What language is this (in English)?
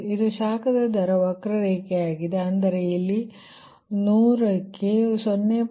Kannada